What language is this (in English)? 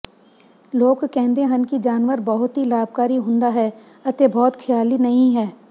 Punjabi